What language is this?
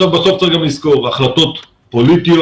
Hebrew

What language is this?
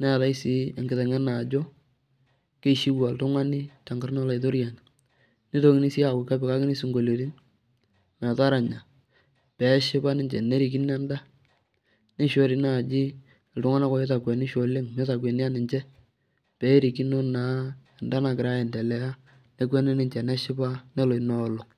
Masai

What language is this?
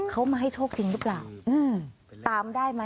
Thai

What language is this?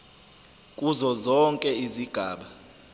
Zulu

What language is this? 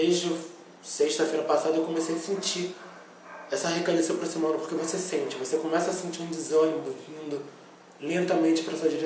Portuguese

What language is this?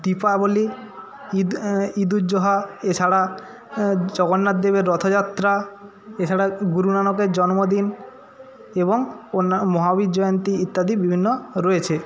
Bangla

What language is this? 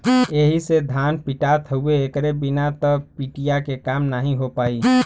Bhojpuri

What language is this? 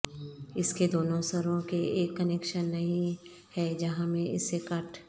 Urdu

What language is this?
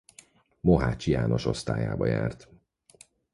Hungarian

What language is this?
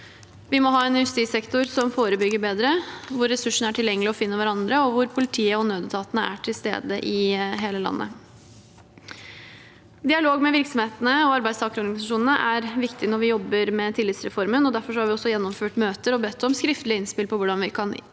Norwegian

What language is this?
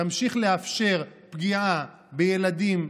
Hebrew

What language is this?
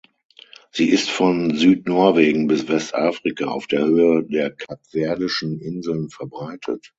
German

